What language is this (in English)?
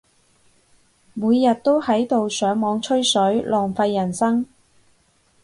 Cantonese